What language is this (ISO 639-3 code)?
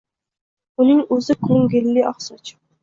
uzb